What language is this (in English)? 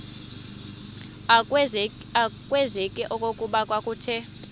Xhosa